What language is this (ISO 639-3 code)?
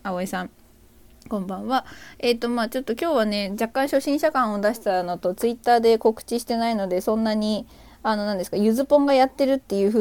jpn